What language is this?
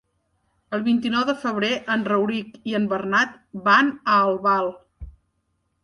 Catalan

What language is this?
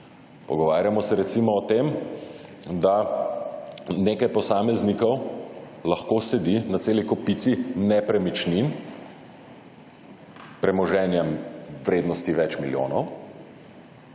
Slovenian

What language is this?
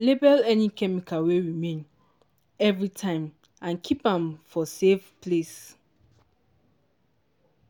Nigerian Pidgin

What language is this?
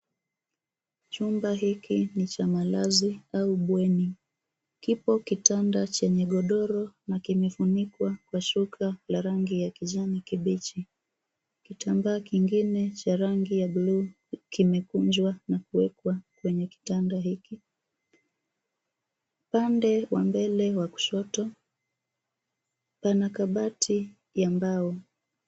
Swahili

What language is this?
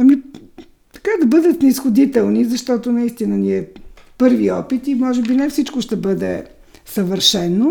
Bulgarian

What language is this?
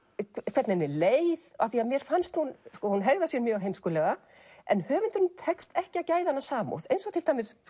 Icelandic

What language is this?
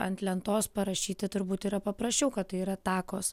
Lithuanian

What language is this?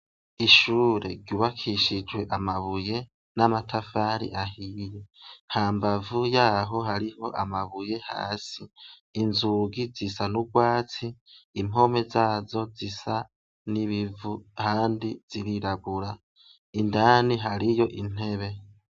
Rundi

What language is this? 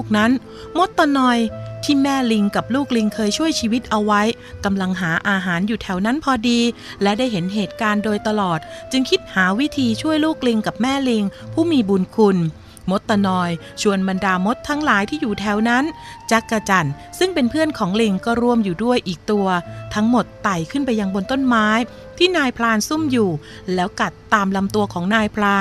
Thai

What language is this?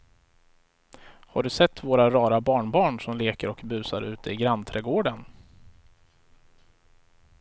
Swedish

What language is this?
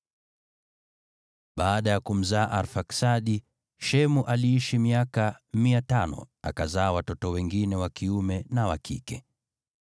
Swahili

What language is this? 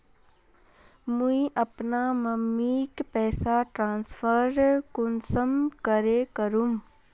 Magahi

